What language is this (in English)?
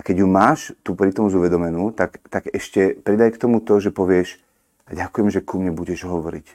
Slovak